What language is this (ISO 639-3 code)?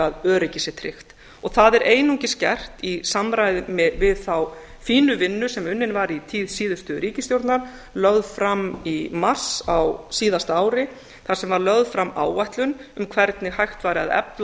isl